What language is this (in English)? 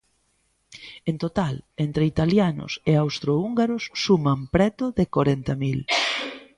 Galician